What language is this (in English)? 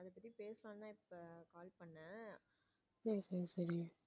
Tamil